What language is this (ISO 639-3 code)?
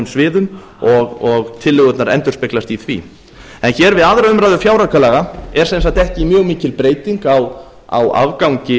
isl